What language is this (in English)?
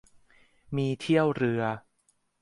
Thai